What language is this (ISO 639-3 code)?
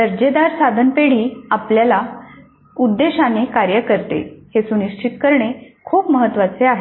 mar